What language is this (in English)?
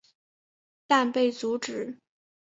Chinese